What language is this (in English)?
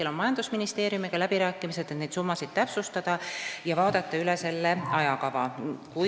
Estonian